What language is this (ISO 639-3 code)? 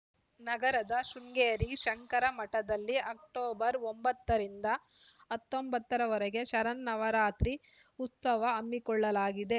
kan